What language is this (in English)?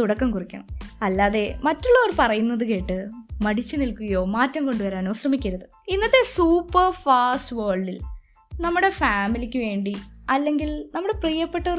Malayalam